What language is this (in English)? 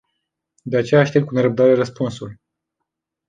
Romanian